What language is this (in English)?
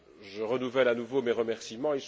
French